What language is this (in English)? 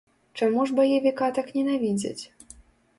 Belarusian